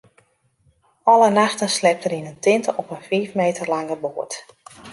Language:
Western Frisian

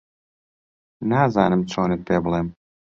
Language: Central Kurdish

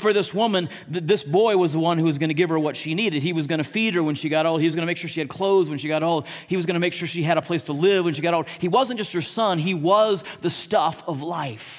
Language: English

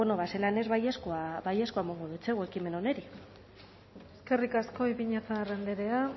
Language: Basque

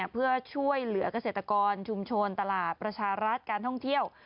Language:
Thai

